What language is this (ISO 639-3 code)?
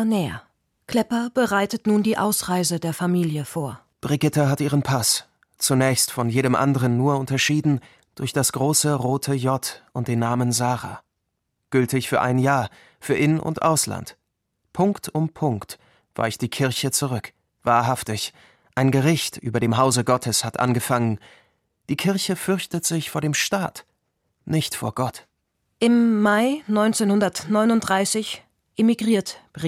deu